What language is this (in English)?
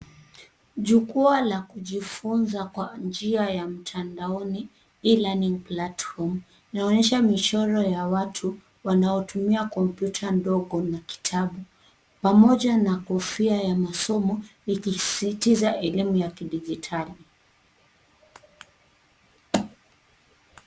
Swahili